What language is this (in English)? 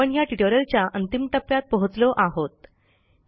Marathi